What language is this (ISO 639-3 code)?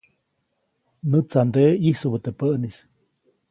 zoc